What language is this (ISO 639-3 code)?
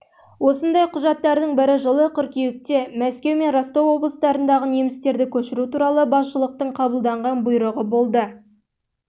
kaz